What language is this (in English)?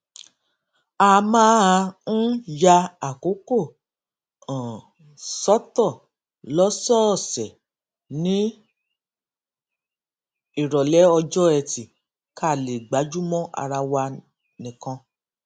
Yoruba